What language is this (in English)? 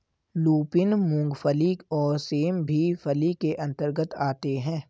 Hindi